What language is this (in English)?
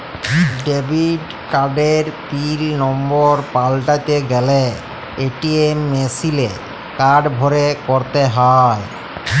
Bangla